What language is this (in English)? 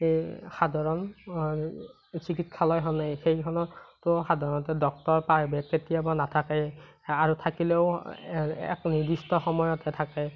Assamese